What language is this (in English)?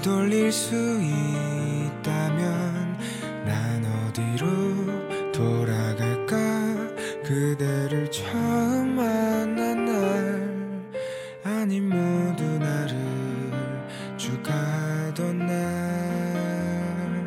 Korean